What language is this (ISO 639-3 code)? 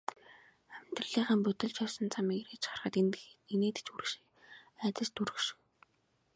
mon